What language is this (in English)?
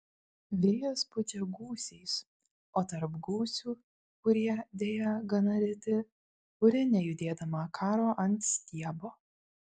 Lithuanian